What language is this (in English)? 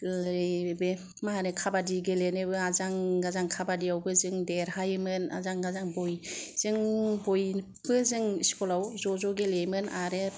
Bodo